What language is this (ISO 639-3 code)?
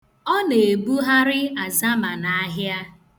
ibo